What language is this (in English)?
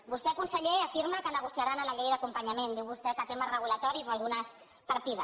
Catalan